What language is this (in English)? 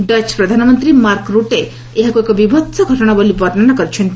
Odia